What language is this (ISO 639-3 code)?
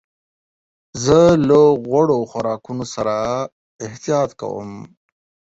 pus